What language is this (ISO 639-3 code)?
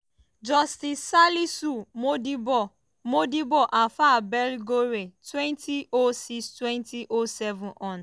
pcm